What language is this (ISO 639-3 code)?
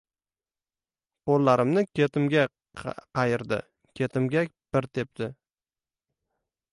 uzb